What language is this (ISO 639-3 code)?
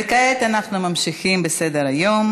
heb